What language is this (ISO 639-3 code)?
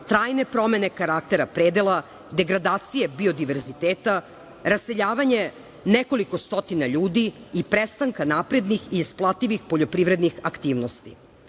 srp